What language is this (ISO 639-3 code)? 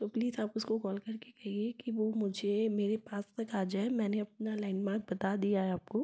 hin